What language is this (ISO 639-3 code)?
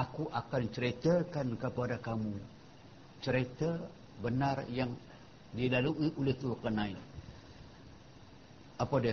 msa